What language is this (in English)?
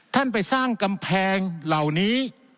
Thai